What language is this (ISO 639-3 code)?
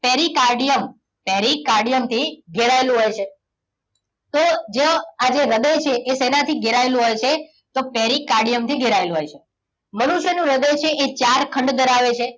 guj